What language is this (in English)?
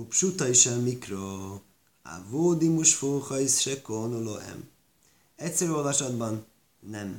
Hungarian